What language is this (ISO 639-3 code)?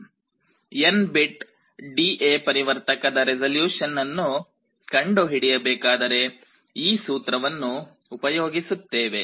kan